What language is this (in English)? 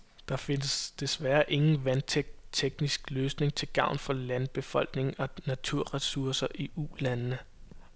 Danish